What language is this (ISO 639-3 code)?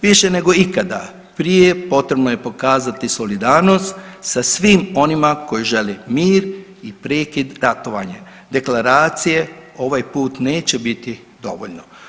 hrv